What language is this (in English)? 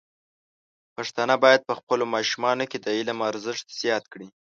Pashto